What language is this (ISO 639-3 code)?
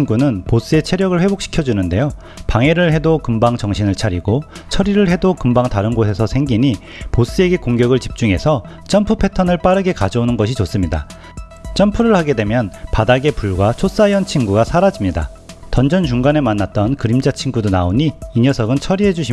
kor